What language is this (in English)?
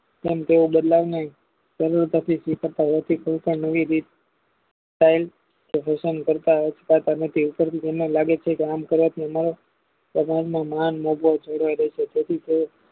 Gujarati